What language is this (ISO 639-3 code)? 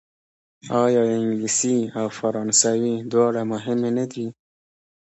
pus